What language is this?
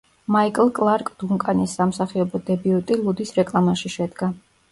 Georgian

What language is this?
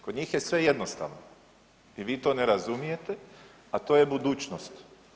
Croatian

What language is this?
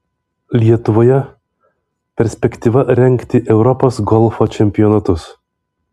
Lithuanian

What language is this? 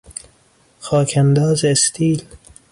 Persian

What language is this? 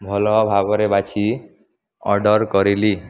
Odia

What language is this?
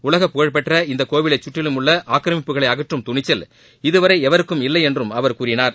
Tamil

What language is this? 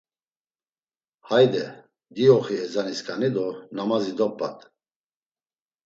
Laz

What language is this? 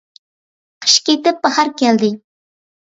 Uyghur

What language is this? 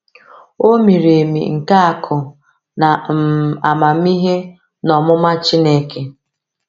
Igbo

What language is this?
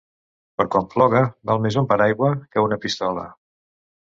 Catalan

